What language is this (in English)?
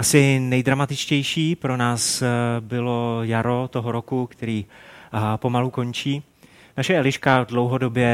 Czech